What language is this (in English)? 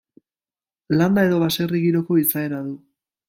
Basque